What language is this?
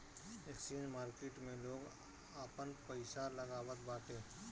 Bhojpuri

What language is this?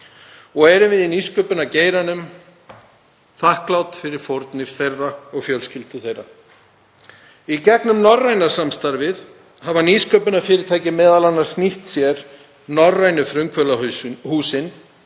Icelandic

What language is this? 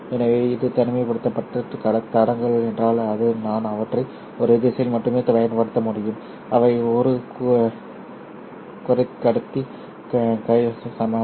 Tamil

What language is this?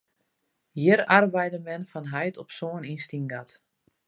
Western Frisian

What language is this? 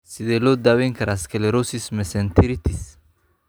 Somali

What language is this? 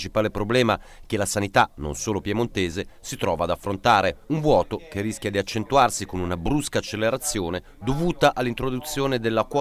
Italian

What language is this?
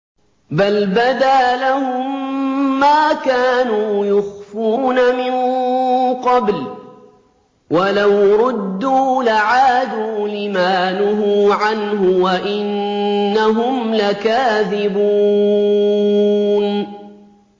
Arabic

